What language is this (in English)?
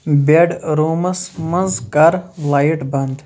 Kashmiri